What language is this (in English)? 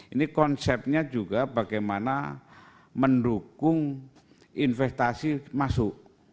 Indonesian